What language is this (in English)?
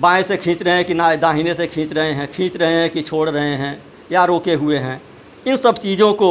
Hindi